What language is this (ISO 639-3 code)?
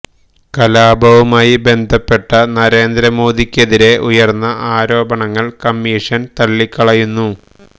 mal